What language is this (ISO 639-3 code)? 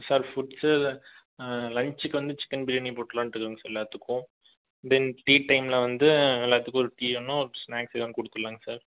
tam